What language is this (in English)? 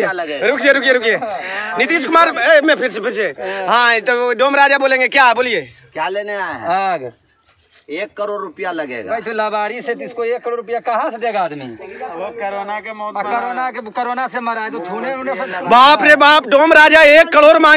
Hindi